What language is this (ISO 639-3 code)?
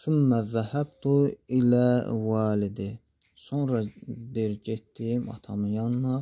tur